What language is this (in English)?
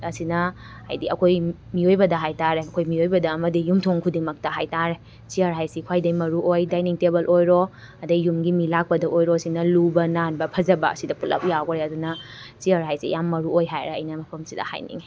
Manipuri